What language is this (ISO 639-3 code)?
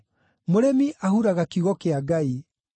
kik